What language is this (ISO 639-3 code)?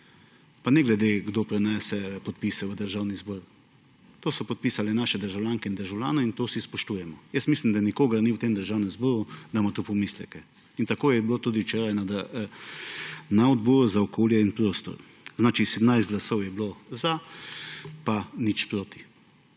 slv